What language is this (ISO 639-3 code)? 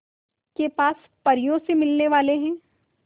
hin